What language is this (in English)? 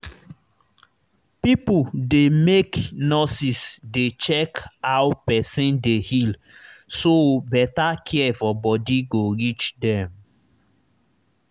Nigerian Pidgin